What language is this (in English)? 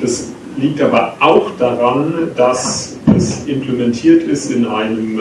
German